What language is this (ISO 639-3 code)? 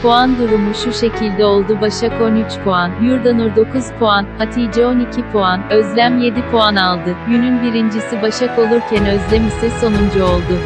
tur